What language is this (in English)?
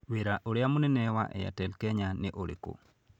Kikuyu